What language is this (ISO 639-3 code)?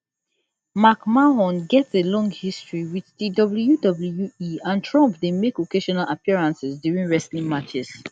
pcm